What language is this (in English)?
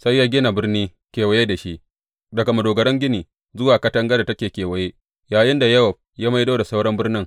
Hausa